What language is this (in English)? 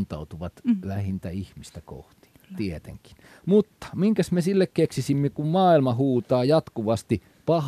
Finnish